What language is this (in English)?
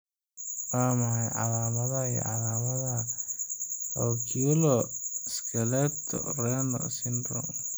Somali